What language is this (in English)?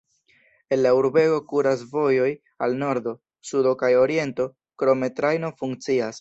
Esperanto